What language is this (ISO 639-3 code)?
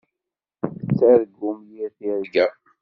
kab